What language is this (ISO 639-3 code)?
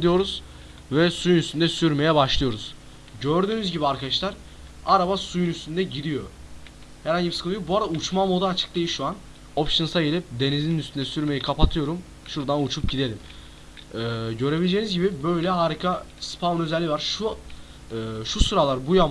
tur